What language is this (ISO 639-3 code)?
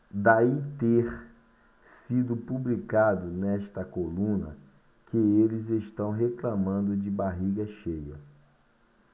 por